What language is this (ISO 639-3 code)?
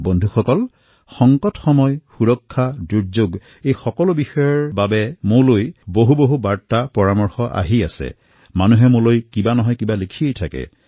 asm